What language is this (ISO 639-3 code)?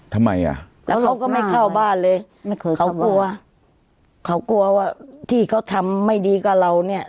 tha